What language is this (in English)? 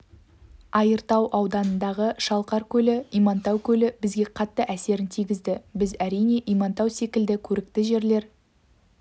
Kazakh